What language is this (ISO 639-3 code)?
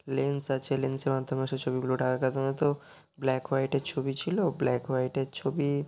ben